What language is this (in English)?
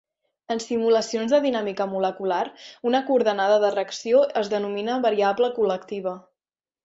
Catalan